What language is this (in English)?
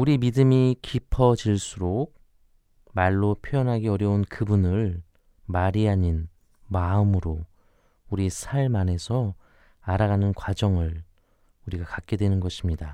Korean